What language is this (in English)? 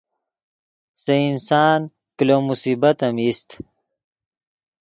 Yidgha